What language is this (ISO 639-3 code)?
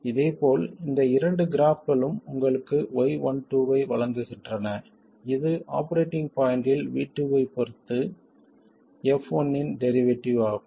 tam